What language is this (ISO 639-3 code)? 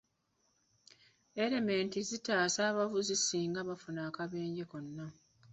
lug